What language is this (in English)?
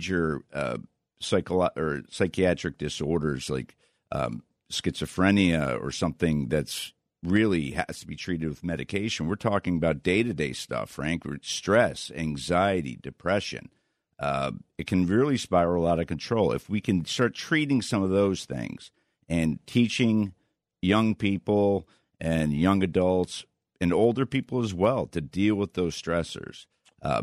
English